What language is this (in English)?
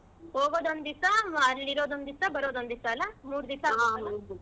Kannada